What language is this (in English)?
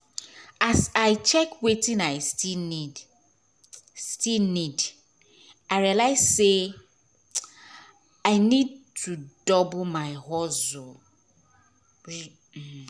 Nigerian Pidgin